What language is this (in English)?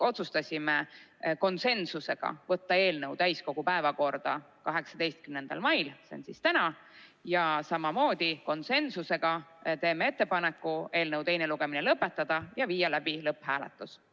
Estonian